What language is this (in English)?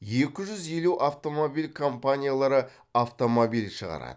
Kazakh